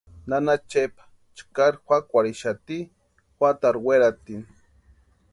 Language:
Western Highland Purepecha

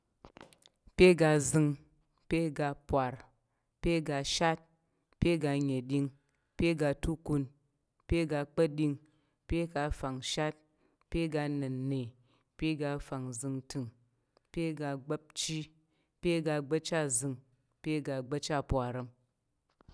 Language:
Tarok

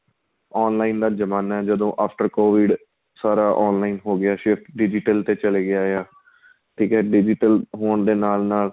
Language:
Punjabi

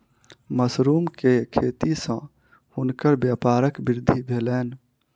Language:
Maithili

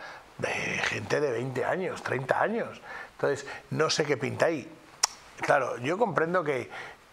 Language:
Spanish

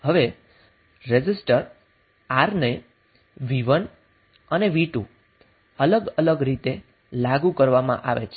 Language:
Gujarati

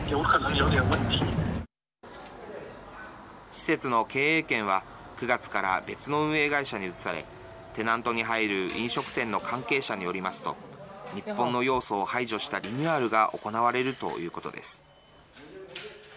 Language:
Japanese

